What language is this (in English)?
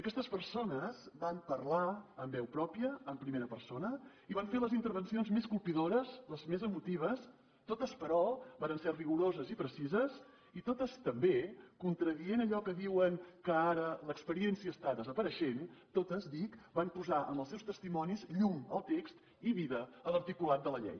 Catalan